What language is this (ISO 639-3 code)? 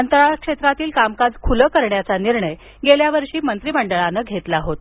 mar